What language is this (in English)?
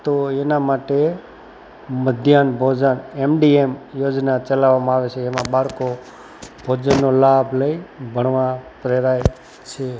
Gujarati